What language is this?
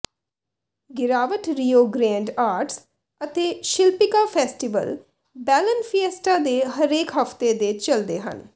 Punjabi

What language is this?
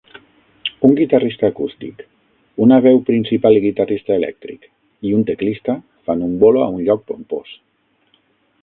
Catalan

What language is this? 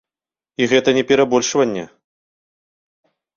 Belarusian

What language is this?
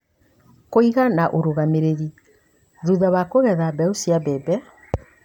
Kikuyu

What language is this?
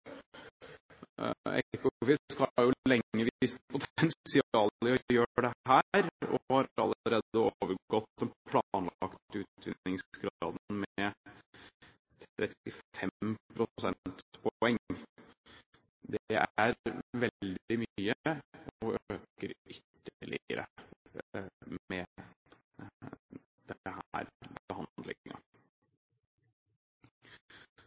Norwegian Bokmål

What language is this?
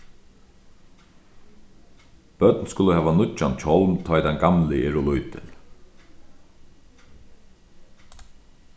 Faroese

